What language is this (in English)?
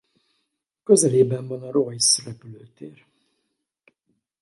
Hungarian